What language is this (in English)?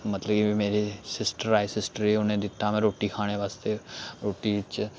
Dogri